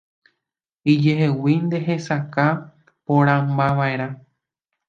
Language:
Guarani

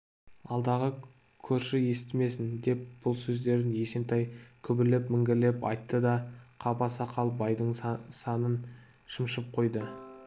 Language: Kazakh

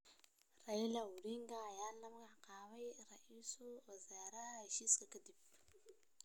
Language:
Somali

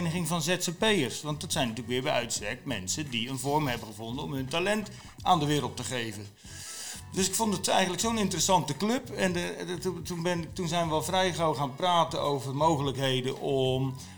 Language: Dutch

